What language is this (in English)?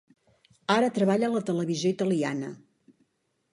Catalan